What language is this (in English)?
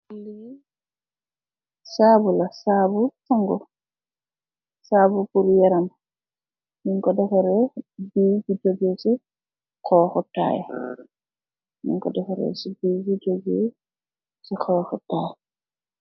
Wolof